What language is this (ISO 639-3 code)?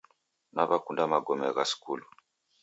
dav